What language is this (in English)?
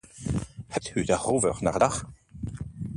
Dutch